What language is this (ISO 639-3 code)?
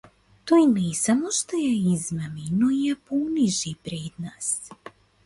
mkd